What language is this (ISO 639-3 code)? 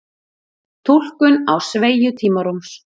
isl